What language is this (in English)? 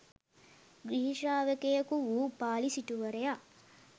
Sinhala